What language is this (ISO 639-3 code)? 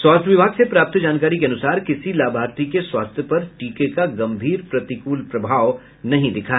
hin